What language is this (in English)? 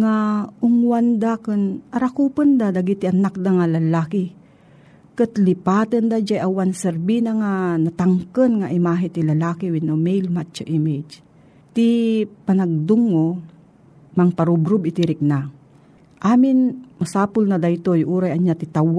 Filipino